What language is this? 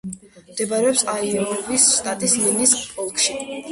Georgian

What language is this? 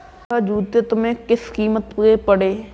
Hindi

